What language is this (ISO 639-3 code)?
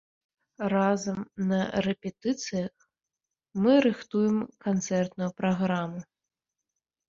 bel